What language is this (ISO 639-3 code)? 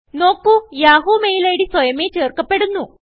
mal